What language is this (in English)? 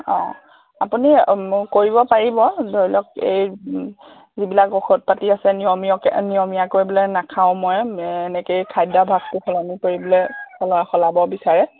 Assamese